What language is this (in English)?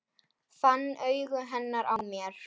Icelandic